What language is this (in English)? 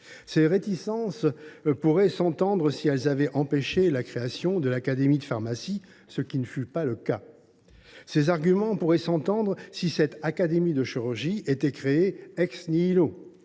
French